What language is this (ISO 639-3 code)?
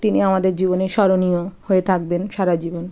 ben